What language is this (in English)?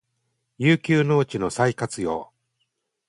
Japanese